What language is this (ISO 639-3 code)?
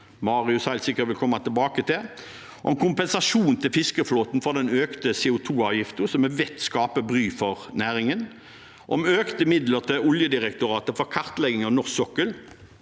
nor